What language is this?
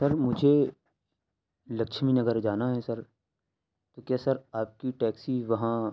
Urdu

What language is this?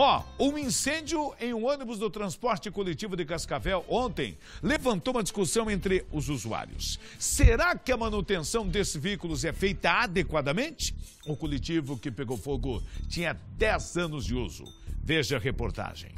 Portuguese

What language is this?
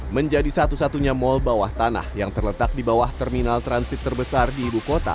Indonesian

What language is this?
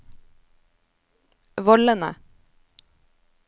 Norwegian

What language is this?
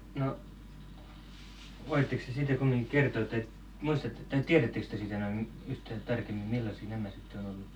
Finnish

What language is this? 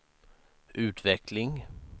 Swedish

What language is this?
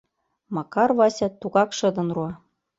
Mari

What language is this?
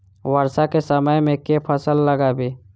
Maithili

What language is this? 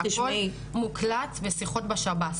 Hebrew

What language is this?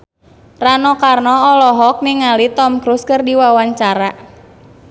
Sundanese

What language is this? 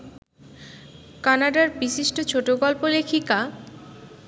Bangla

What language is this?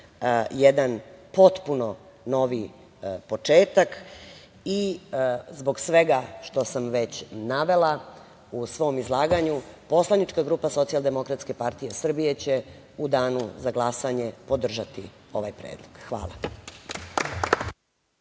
Serbian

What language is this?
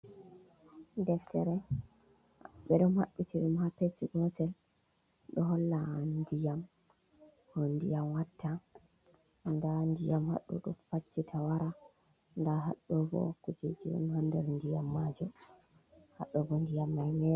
Fula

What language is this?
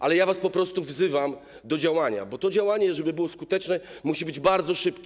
Polish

